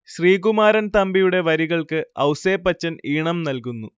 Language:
Malayalam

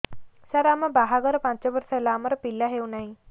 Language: Odia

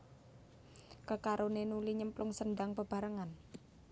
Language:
Javanese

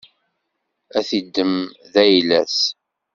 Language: Kabyle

